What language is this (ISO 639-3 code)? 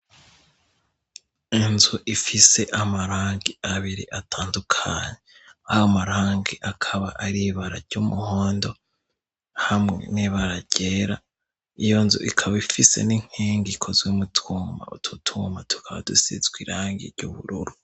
run